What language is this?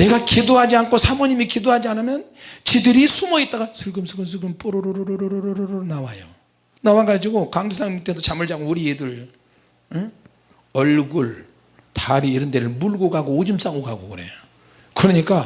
Korean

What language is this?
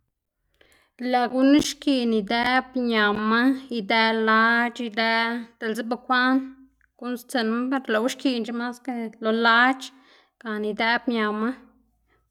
Xanaguía Zapotec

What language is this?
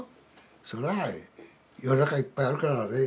Japanese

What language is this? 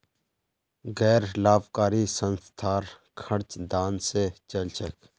Magahi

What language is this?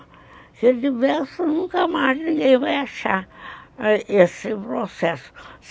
Portuguese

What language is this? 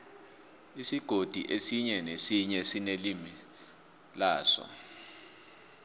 South Ndebele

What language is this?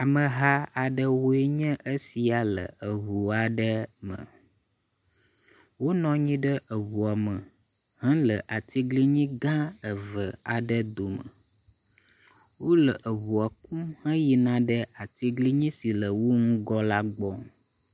Ewe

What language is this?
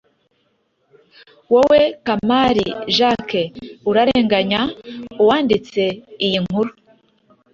Kinyarwanda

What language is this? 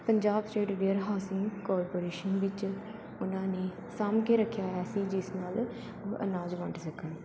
Punjabi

